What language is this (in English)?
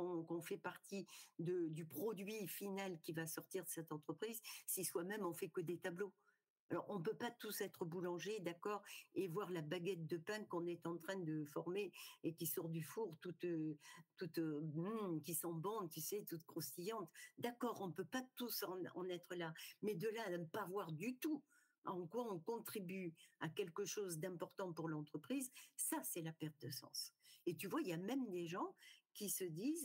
French